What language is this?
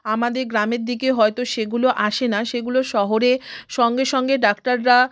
Bangla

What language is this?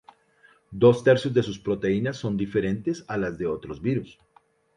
Spanish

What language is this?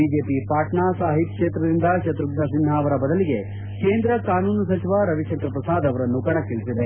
Kannada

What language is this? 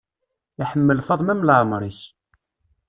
Kabyle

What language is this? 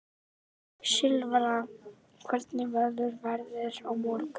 Icelandic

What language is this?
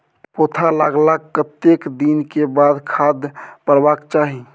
Maithili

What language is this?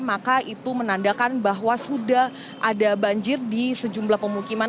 Indonesian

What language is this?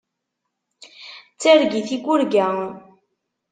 Kabyle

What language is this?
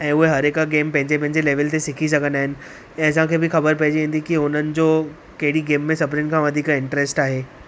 Sindhi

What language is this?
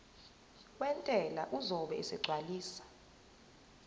Zulu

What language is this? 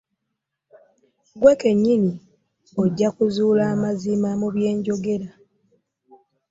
Ganda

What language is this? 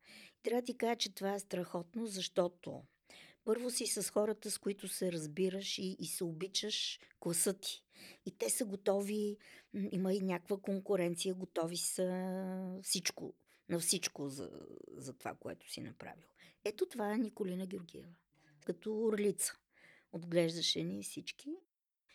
Bulgarian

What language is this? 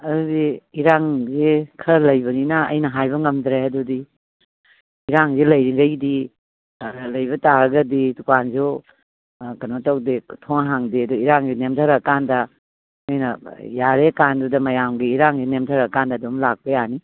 Manipuri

